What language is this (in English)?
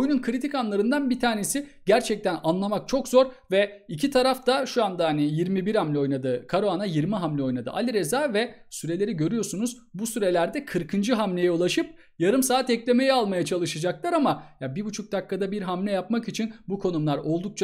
Turkish